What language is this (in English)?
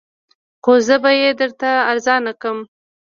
Pashto